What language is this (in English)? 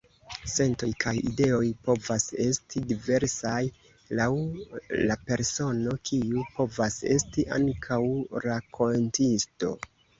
Esperanto